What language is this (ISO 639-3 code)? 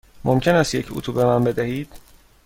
fas